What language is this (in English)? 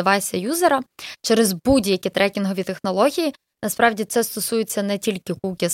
Ukrainian